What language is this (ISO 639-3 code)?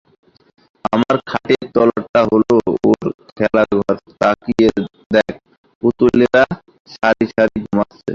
ben